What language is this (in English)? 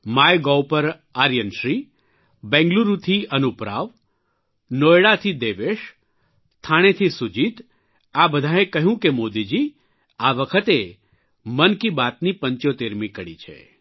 Gujarati